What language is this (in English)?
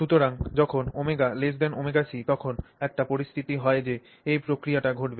Bangla